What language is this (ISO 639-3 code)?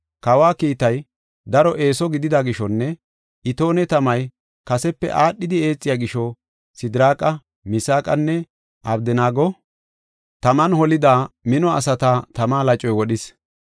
gof